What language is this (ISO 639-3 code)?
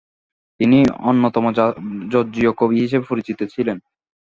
ben